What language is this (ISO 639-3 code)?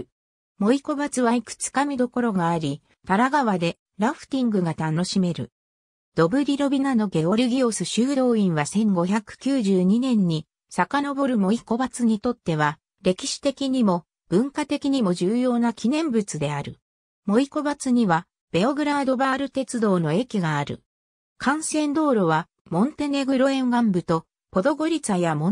jpn